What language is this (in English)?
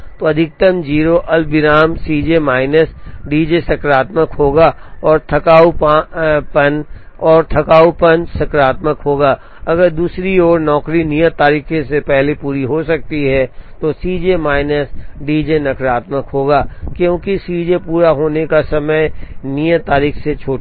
Hindi